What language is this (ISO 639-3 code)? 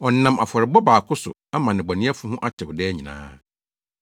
aka